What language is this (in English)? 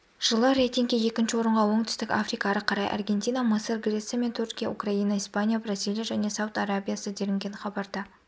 Kazakh